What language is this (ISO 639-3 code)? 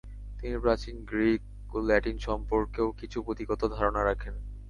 ben